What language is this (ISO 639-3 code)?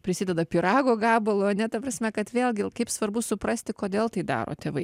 lit